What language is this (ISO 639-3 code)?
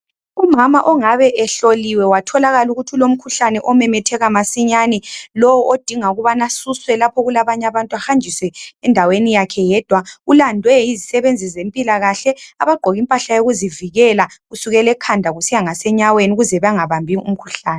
nde